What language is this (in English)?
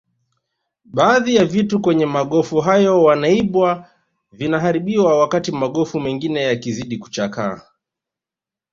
Swahili